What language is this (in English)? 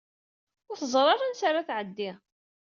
Kabyle